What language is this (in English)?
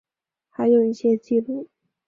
Chinese